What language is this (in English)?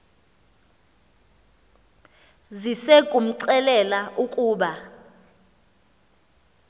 Xhosa